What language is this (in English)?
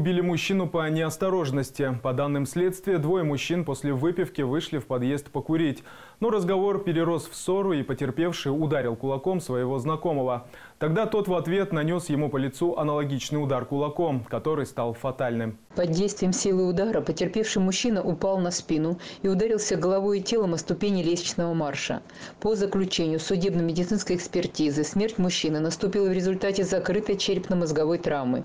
Russian